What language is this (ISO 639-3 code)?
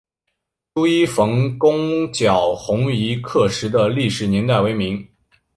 zho